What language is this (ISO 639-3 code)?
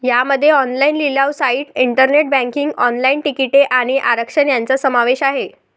mar